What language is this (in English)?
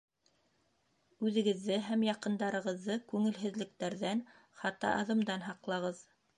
Bashkir